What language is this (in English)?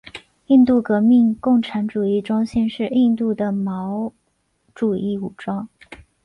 Chinese